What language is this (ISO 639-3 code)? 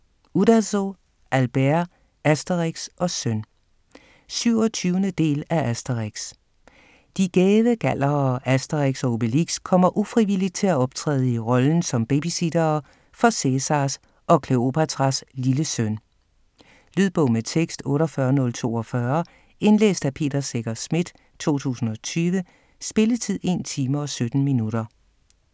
dan